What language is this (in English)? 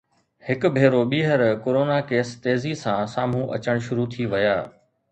Sindhi